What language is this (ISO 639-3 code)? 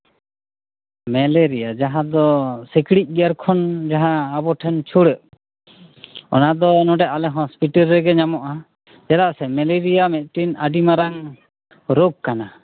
sat